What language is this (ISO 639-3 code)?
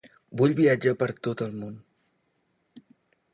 cat